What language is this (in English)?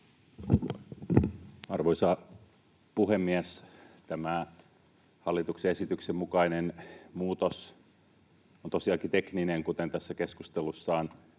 Finnish